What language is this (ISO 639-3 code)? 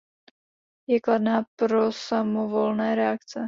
ces